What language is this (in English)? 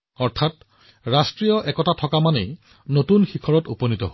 Assamese